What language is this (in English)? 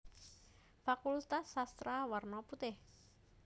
Javanese